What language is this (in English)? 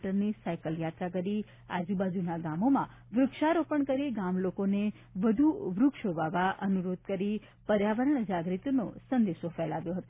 Gujarati